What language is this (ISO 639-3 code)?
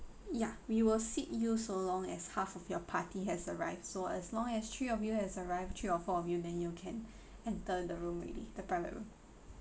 eng